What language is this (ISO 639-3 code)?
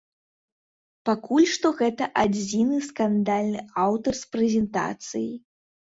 bel